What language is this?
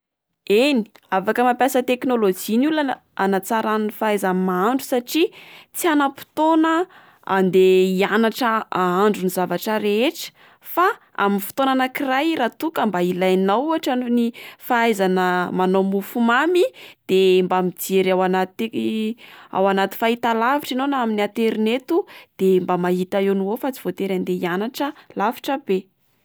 Malagasy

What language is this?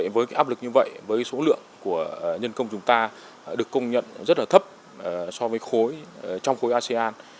Vietnamese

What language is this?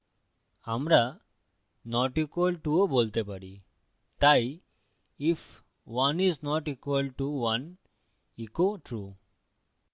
Bangla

